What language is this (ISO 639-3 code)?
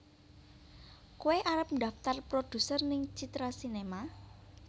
jav